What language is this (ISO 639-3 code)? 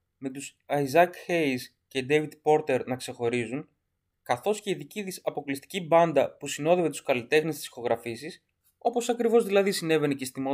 ell